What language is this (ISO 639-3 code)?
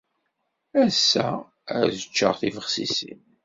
kab